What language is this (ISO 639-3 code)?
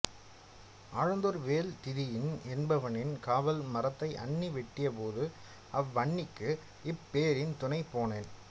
tam